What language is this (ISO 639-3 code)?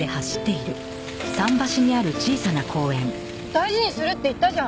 jpn